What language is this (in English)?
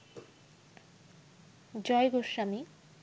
Bangla